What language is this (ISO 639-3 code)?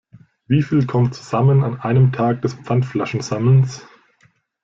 deu